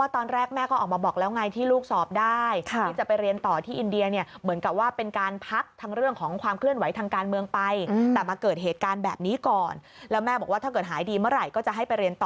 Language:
Thai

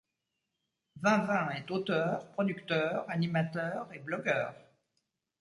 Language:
French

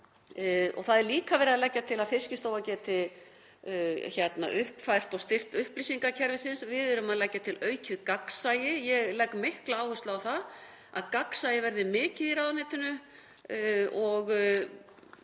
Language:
Icelandic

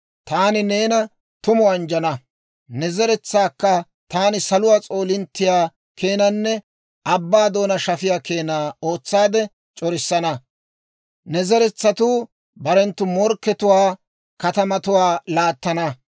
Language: Dawro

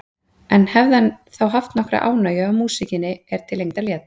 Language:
Icelandic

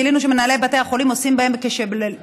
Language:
Hebrew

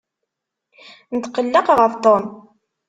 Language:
Kabyle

